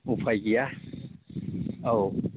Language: Bodo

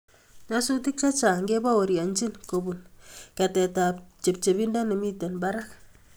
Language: Kalenjin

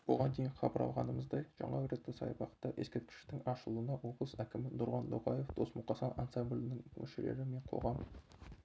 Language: Kazakh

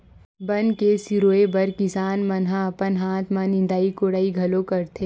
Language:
Chhattisgarhi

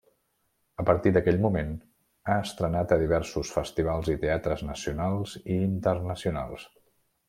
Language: Catalan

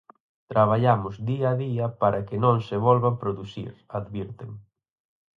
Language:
Galician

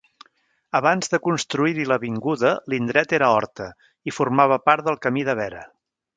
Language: Catalan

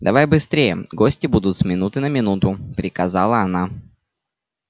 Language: Russian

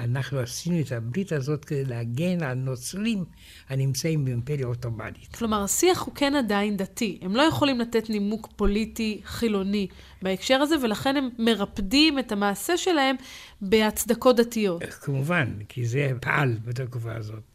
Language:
Hebrew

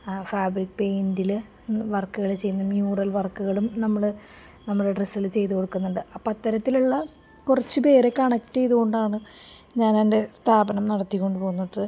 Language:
Malayalam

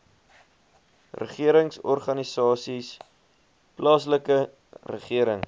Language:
Afrikaans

